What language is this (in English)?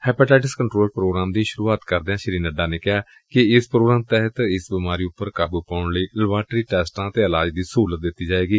Punjabi